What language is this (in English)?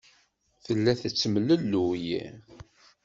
Kabyle